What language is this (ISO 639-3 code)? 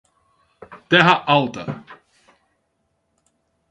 por